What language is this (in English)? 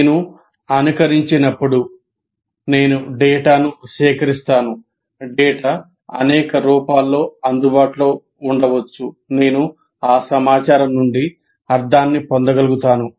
Telugu